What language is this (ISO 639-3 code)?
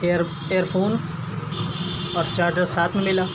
urd